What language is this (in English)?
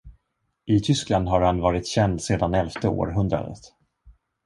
Swedish